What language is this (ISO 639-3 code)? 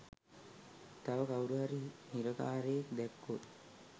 sin